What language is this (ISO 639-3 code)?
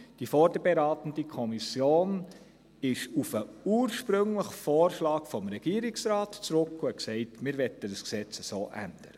gsw